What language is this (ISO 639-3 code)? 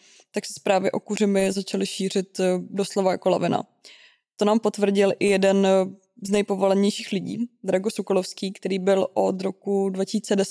ces